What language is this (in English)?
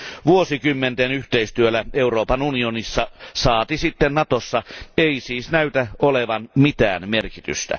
Finnish